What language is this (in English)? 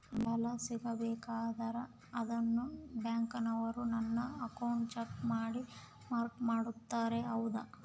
Kannada